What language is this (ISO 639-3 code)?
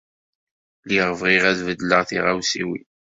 kab